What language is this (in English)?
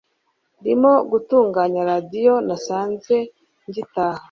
Kinyarwanda